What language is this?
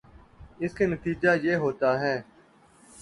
Urdu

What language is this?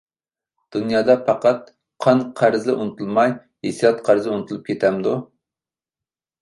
Uyghur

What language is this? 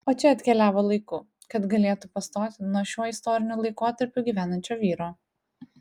Lithuanian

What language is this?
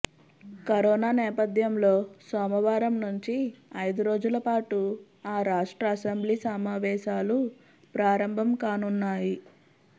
Telugu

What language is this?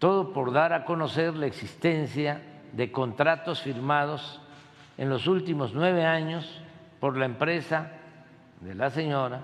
Spanish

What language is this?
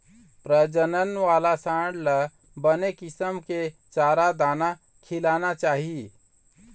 Chhattisgarhi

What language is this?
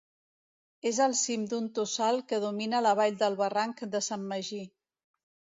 Catalan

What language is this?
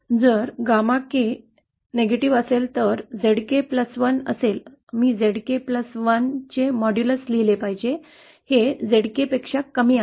Marathi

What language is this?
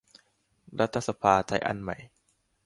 Thai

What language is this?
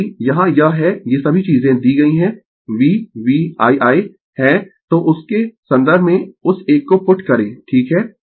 Hindi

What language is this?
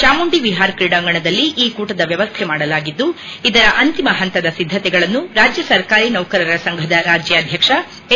Kannada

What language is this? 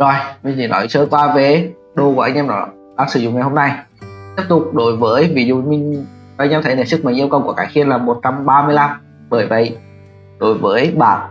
Vietnamese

